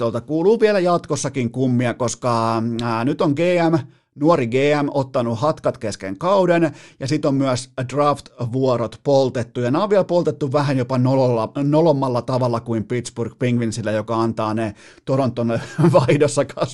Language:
Finnish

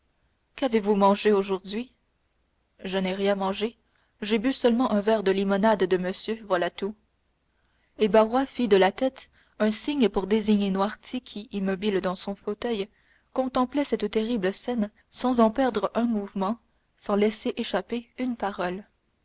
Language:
French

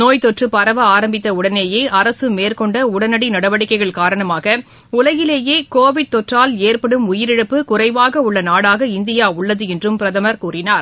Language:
Tamil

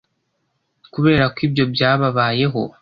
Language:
Kinyarwanda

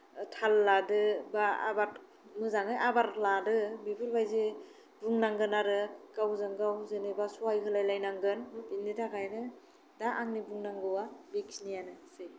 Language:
Bodo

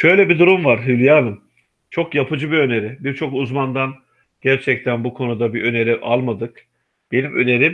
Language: Turkish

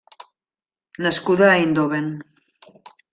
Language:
Catalan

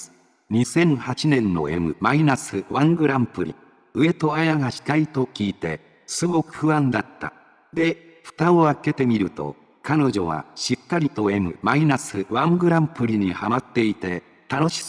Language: Japanese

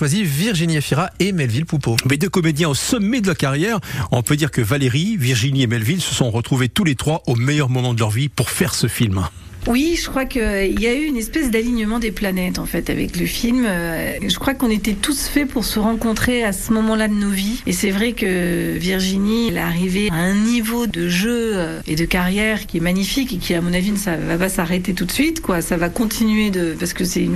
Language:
French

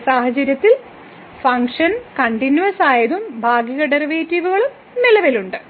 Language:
Malayalam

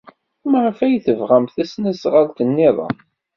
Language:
Kabyle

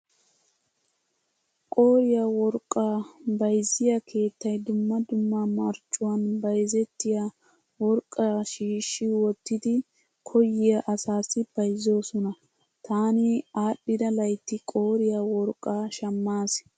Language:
Wolaytta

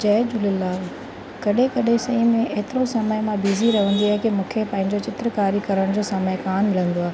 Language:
Sindhi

